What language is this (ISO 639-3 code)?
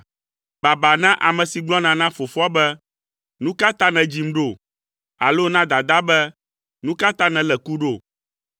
ewe